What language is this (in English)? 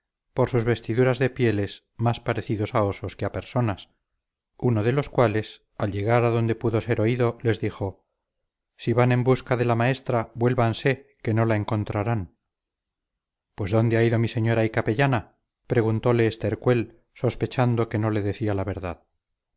Spanish